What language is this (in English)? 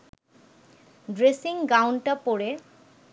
Bangla